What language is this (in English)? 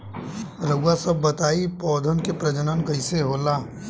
Bhojpuri